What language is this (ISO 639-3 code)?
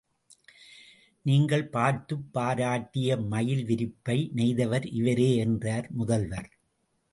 tam